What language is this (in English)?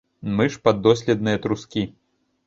Belarusian